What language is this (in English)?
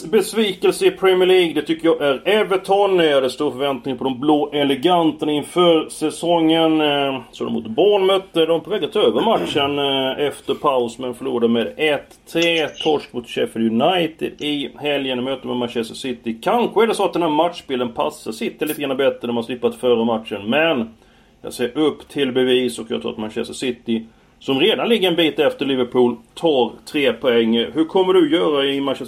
Swedish